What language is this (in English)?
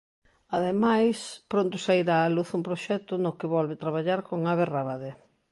Galician